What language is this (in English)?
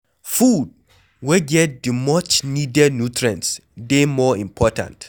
Nigerian Pidgin